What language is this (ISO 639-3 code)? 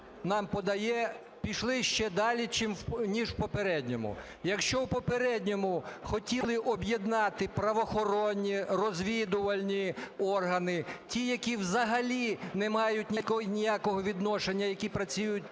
ukr